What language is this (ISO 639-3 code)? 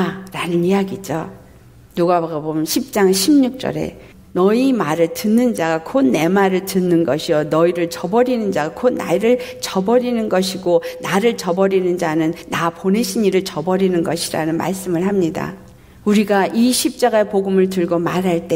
kor